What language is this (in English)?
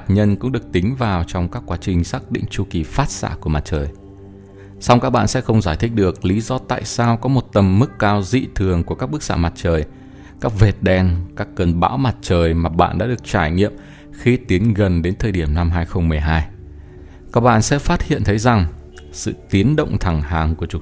Vietnamese